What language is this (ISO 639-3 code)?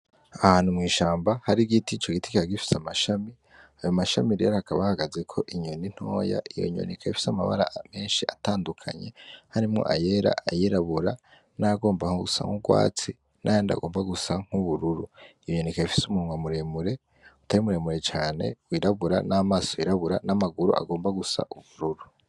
run